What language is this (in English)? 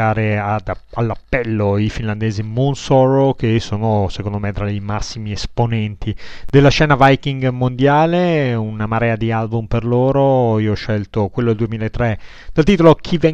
Italian